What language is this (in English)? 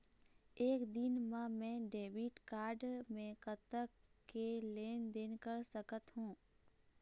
Chhattisgarhi